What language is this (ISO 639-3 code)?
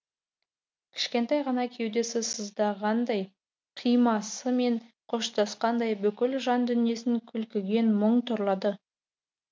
kaz